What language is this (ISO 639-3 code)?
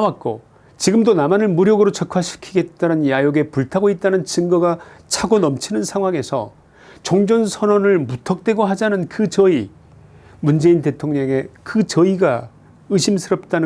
kor